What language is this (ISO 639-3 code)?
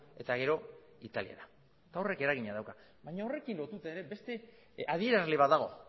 eus